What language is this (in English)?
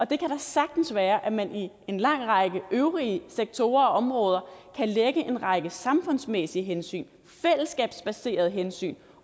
Danish